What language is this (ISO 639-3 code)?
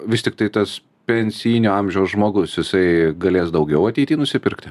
lit